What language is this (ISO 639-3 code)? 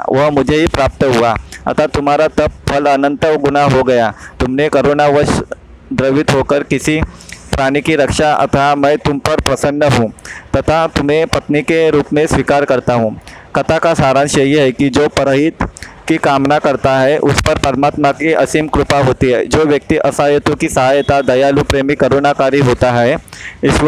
hin